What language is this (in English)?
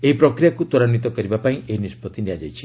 Odia